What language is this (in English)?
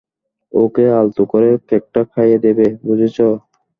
Bangla